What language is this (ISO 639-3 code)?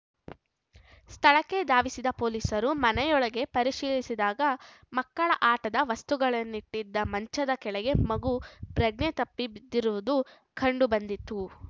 kan